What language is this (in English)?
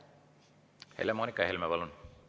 Estonian